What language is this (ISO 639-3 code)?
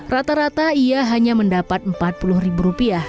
ind